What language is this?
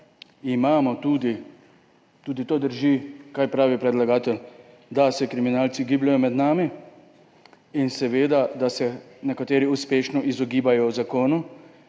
Slovenian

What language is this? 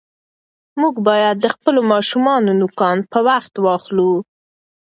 Pashto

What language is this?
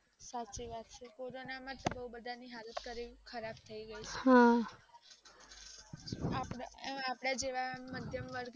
Gujarati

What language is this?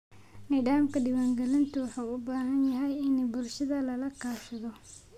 Somali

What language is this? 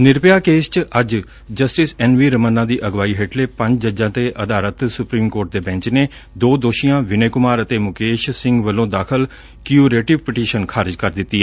Punjabi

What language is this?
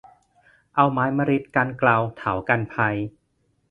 Thai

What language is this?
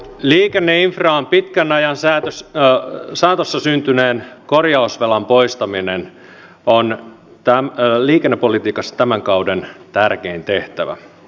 Finnish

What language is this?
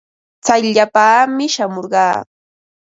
Ambo-Pasco Quechua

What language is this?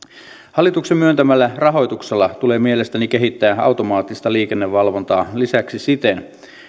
Finnish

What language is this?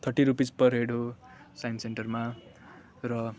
Nepali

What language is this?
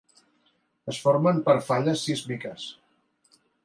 Catalan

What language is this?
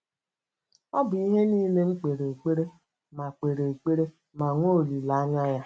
Igbo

